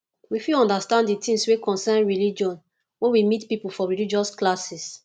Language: Nigerian Pidgin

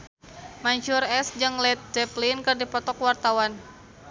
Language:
Sundanese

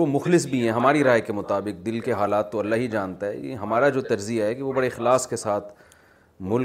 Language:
Urdu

